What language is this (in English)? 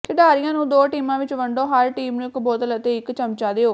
Punjabi